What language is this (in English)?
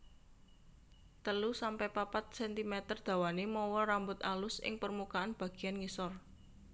Javanese